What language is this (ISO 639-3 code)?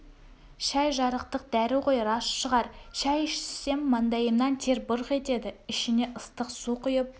kaz